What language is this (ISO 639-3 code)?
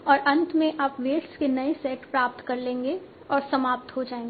hin